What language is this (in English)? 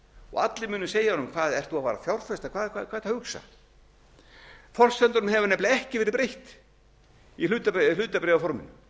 Icelandic